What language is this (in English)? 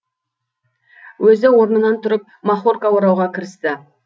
Kazakh